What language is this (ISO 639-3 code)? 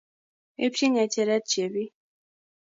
kln